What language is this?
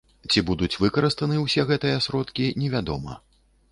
Belarusian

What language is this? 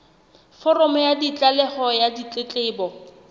Southern Sotho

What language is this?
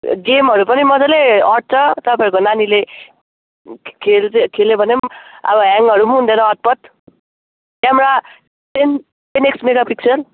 Nepali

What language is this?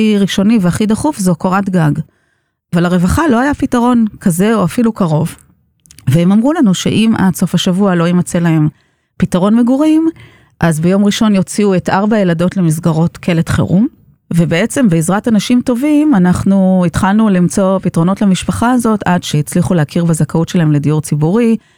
Hebrew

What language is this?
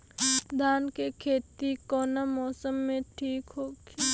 Bhojpuri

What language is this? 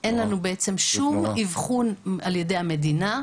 Hebrew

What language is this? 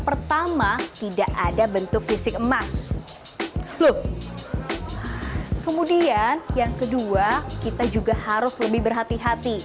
Indonesian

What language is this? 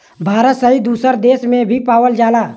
Bhojpuri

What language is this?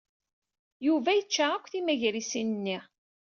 Kabyle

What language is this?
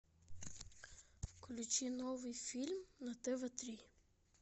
Russian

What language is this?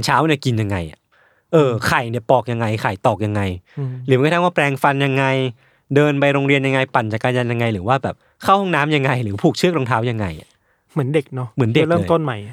Thai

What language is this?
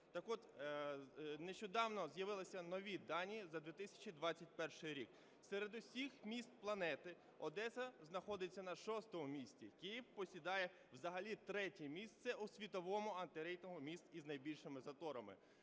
Ukrainian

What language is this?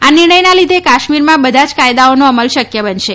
Gujarati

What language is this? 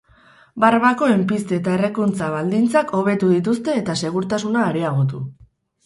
Basque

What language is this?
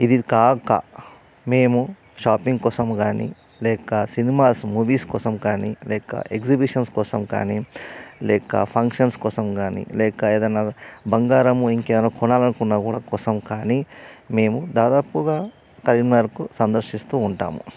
Telugu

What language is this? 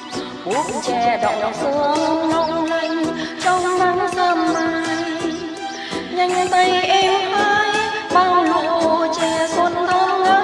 Vietnamese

